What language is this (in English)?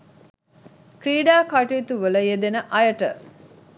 Sinhala